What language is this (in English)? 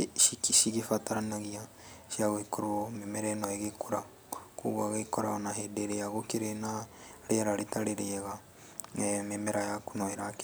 Kikuyu